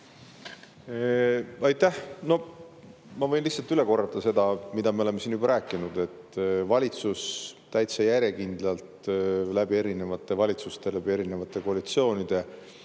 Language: Estonian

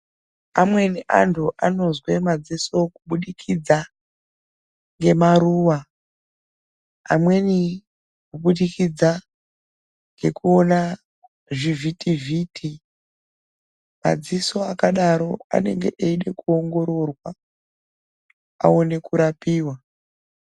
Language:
Ndau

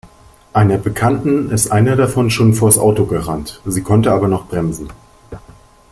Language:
German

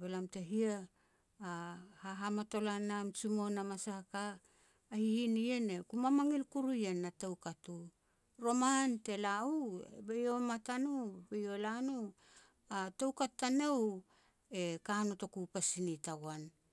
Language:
Petats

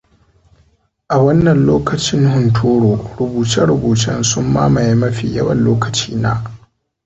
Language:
Hausa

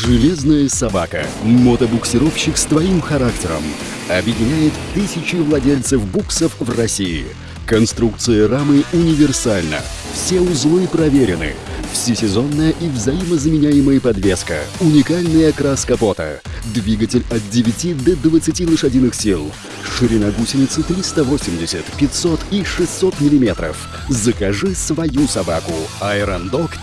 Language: Russian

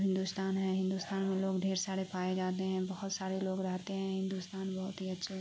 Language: Urdu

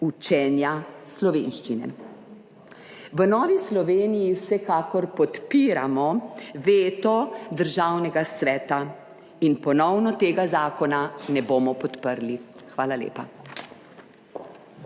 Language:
Slovenian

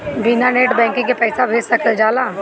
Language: Bhojpuri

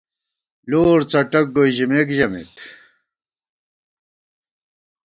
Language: Gawar-Bati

